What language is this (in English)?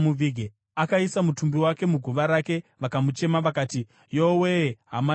Shona